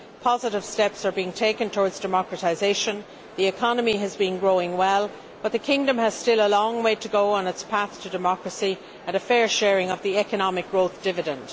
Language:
English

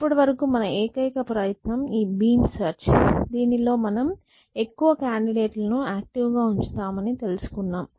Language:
Telugu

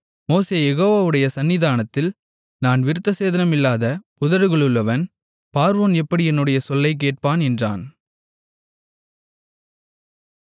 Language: Tamil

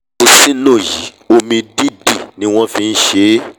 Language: Yoruba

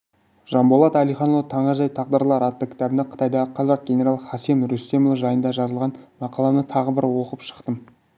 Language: Kazakh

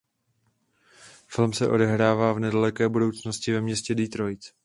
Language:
Czech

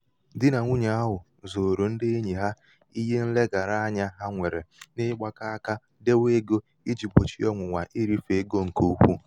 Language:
Igbo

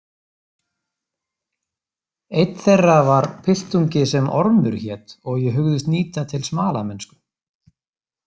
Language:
Icelandic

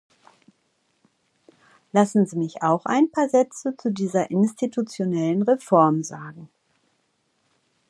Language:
German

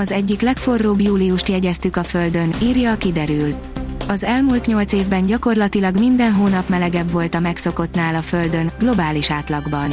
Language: Hungarian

